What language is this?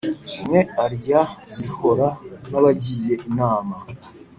Kinyarwanda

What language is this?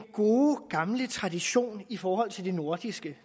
Danish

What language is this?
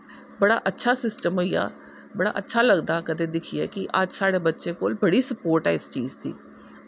Dogri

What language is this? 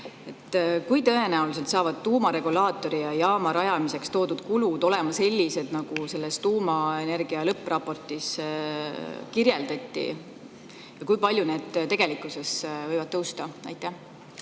Estonian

